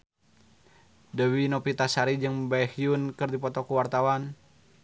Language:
Sundanese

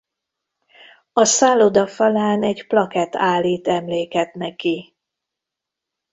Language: Hungarian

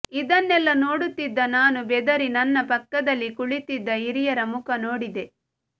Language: Kannada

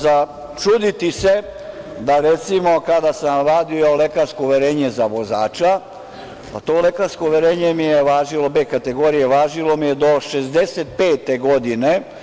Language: Serbian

